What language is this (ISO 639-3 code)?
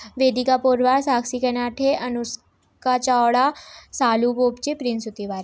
hin